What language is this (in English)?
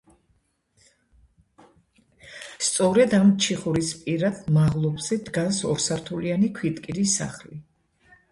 Georgian